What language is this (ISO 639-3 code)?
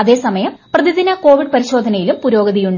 mal